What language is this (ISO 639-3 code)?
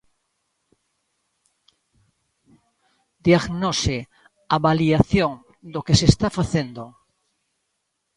glg